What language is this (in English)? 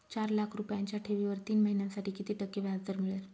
Marathi